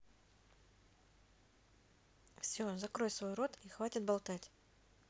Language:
Russian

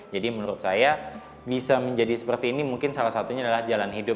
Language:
Indonesian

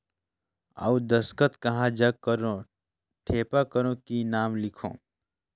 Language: Chhattisgarhi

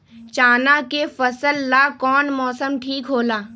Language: Magahi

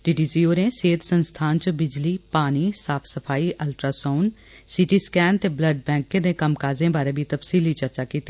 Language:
Dogri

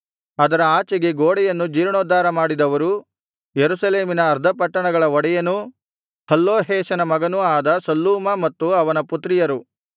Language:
Kannada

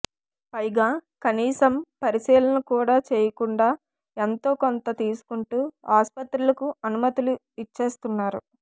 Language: Telugu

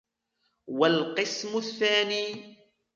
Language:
Arabic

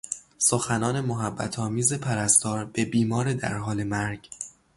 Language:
Persian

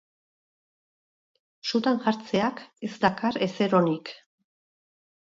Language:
Basque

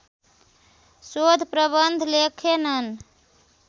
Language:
Nepali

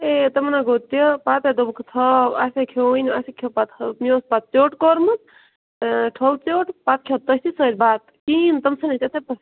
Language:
Kashmiri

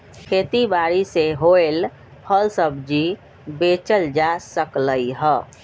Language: Magahi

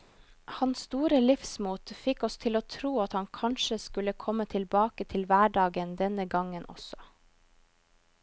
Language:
Norwegian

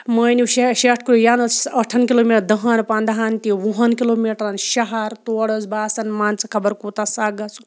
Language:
Kashmiri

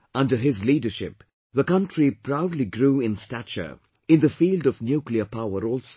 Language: English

